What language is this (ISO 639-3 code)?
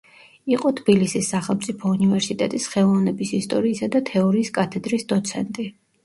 kat